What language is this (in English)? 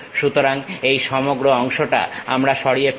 Bangla